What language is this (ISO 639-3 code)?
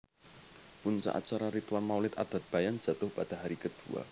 jav